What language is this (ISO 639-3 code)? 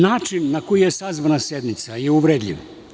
srp